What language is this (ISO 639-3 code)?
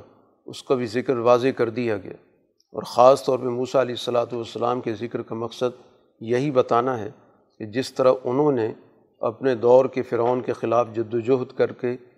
urd